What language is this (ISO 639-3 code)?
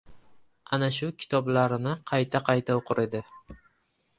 uzb